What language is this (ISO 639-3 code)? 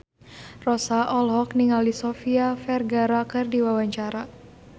sun